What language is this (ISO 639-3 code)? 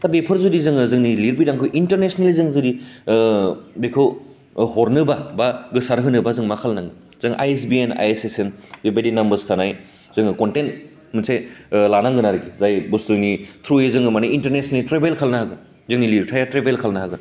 brx